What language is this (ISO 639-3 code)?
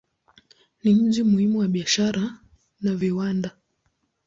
swa